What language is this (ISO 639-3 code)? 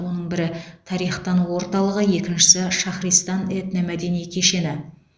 kaz